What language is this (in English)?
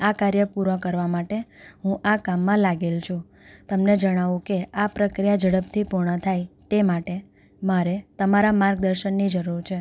Gujarati